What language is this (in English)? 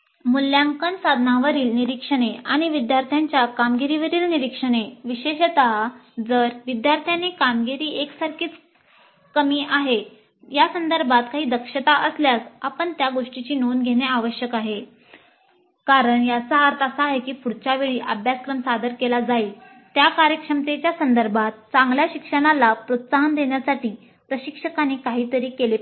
Marathi